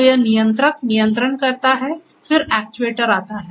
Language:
Hindi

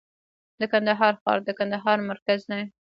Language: Pashto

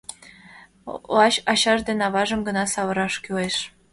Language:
Mari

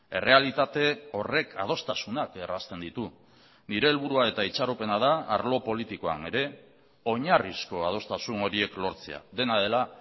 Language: Basque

